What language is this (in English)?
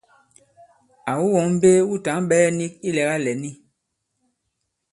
Bankon